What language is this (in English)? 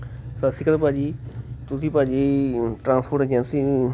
Punjabi